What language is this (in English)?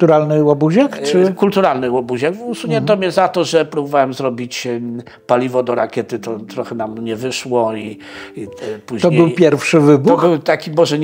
Polish